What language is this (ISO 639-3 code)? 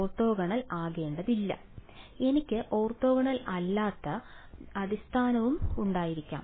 mal